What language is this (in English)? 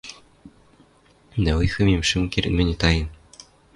Western Mari